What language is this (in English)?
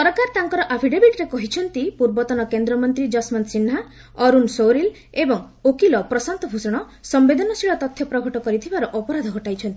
Odia